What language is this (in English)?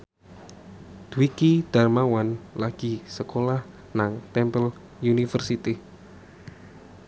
Javanese